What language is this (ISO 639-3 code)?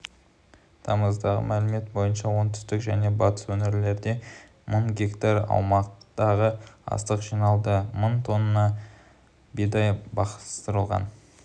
kaz